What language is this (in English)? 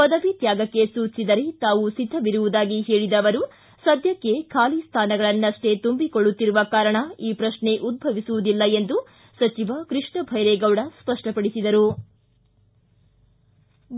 Kannada